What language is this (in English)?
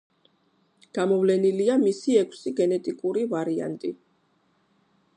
Georgian